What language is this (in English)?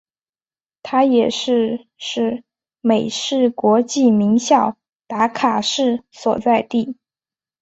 Chinese